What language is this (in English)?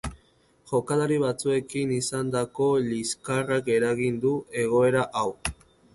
Basque